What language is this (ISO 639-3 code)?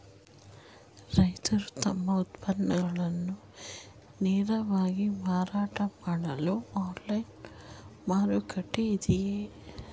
kan